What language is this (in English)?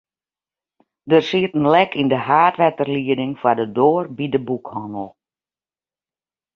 Western Frisian